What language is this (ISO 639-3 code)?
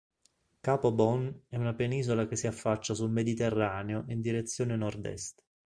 ita